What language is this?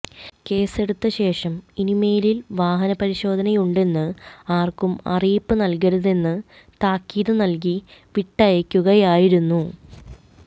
Malayalam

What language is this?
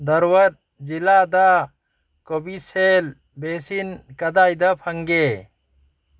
Manipuri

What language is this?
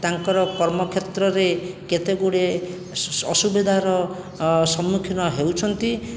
Odia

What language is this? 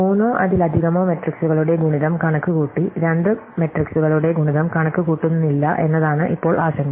Malayalam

